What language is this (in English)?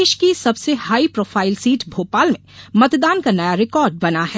Hindi